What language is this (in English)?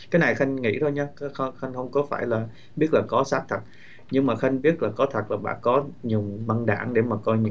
Vietnamese